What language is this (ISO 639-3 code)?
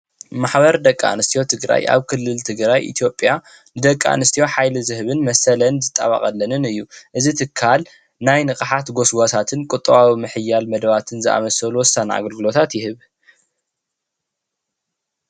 tir